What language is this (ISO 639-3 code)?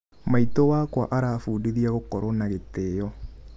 kik